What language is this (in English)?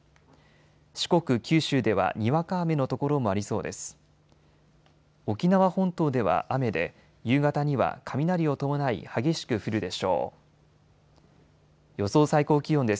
Japanese